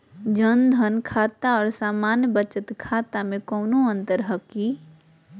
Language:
Magahi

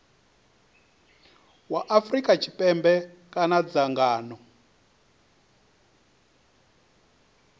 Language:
Venda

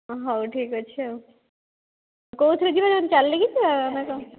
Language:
Odia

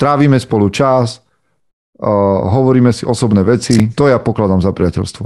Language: Slovak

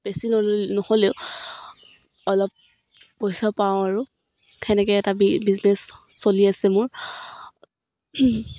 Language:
Assamese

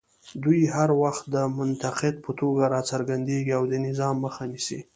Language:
Pashto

